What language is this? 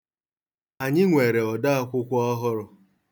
Igbo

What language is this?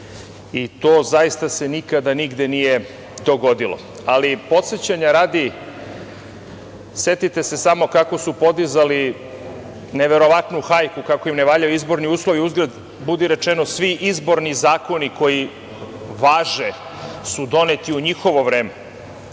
Serbian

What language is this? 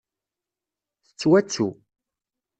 Kabyle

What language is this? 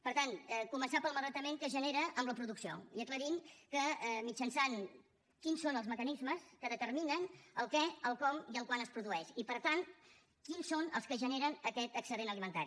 Catalan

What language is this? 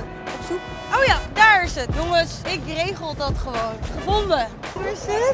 Dutch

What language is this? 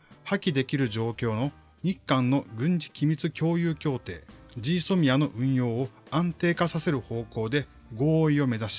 Japanese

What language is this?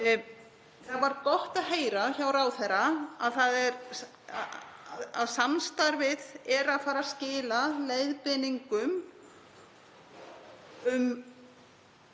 Icelandic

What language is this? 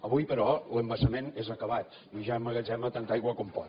Catalan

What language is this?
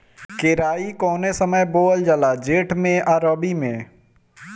Bhojpuri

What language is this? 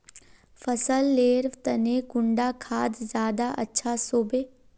Magahi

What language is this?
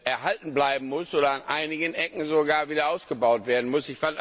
German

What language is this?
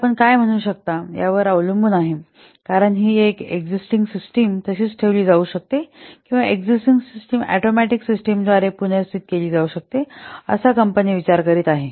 Marathi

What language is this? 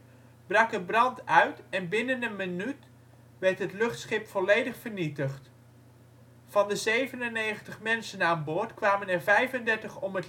Dutch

